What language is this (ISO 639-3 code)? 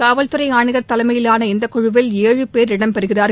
tam